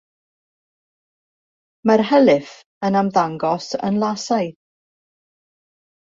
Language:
Welsh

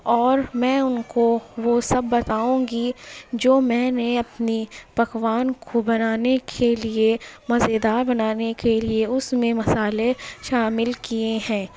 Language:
Urdu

